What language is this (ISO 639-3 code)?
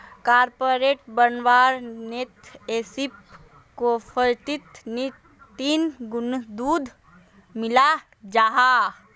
mag